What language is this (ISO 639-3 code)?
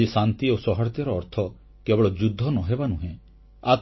ori